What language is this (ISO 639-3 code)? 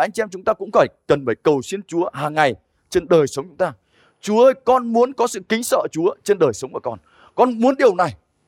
vie